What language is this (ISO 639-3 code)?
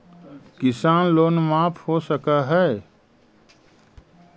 mag